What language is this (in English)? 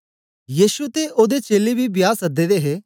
Dogri